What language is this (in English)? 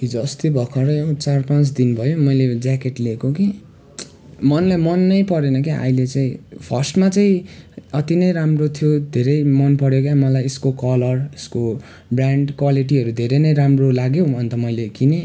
Nepali